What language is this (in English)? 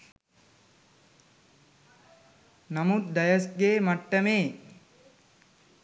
Sinhala